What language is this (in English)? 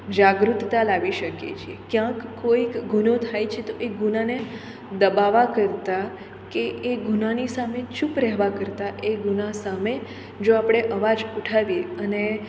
Gujarati